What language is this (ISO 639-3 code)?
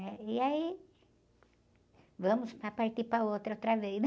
por